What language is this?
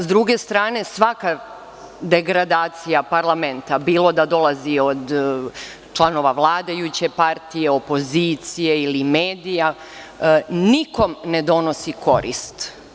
Serbian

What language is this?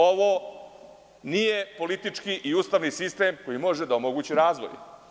Serbian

